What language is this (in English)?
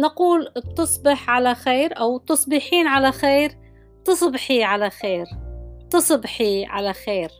Arabic